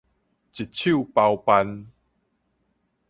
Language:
Min Nan Chinese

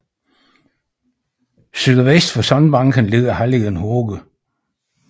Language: Danish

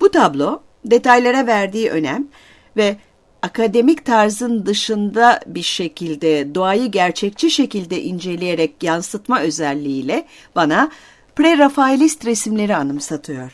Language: Turkish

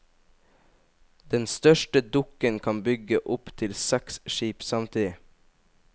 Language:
Norwegian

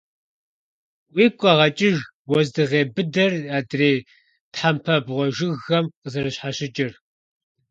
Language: Kabardian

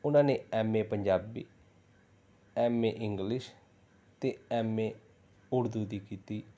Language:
Punjabi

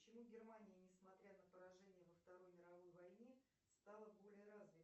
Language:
Russian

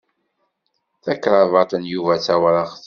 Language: Kabyle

